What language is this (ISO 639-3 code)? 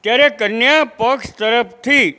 guj